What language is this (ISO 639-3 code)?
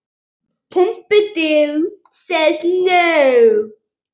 isl